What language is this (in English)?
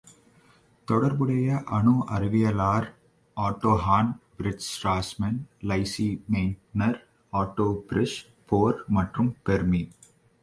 Tamil